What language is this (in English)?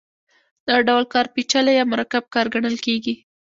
Pashto